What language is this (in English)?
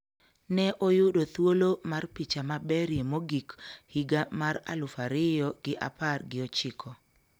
Luo (Kenya and Tanzania)